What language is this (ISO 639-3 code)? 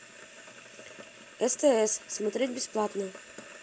rus